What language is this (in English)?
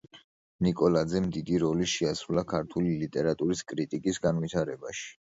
Georgian